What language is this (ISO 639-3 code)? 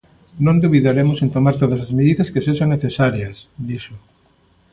glg